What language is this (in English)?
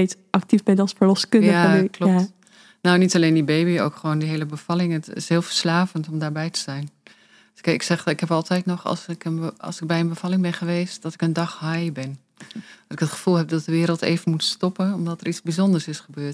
Dutch